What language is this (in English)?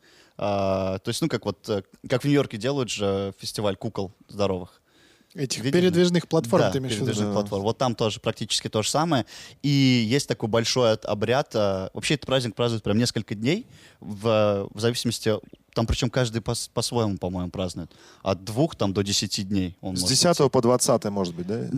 Russian